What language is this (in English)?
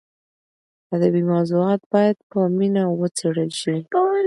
Pashto